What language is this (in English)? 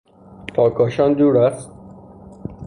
Persian